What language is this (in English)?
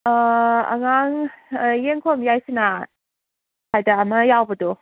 Manipuri